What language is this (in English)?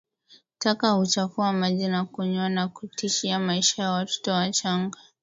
Swahili